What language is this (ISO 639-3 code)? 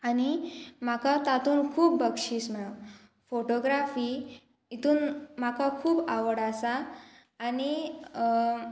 kok